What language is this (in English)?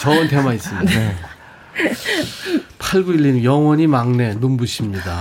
Korean